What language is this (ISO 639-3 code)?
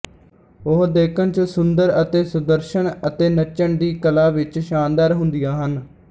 pan